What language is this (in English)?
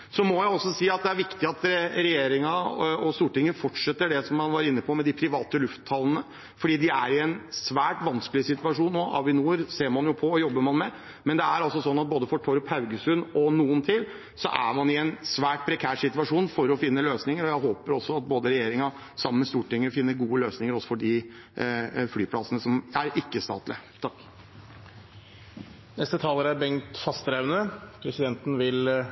Norwegian